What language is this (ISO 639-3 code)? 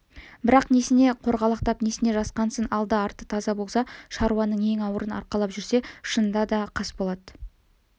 kaz